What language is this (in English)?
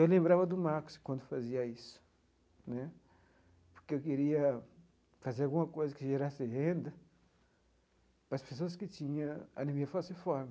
Portuguese